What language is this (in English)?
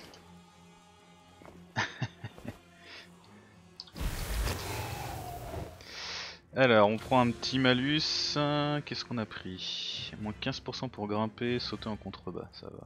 French